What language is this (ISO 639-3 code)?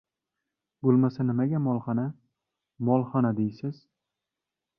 uzb